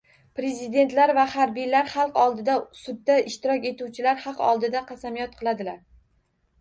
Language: Uzbek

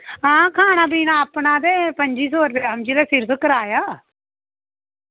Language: Dogri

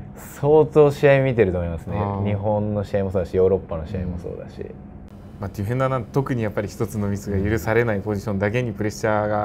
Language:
Japanese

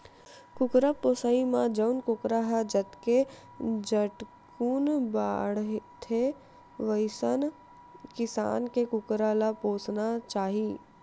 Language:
Chhattisgarhi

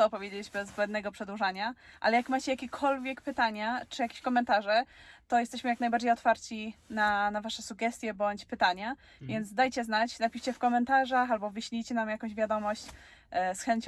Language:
Polish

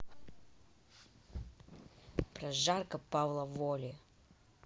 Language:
Russian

